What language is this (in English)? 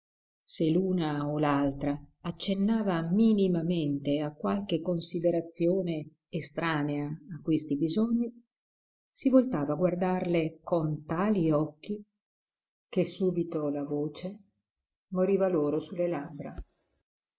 Italian